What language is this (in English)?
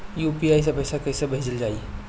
Bhojpuri